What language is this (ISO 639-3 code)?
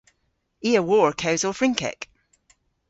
cor